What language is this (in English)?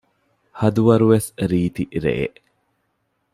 Divehi